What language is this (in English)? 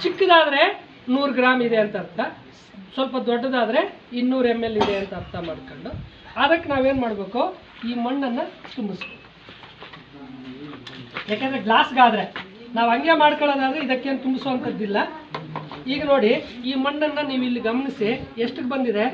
Romanian